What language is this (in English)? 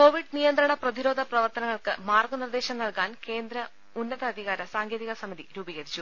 Malayalam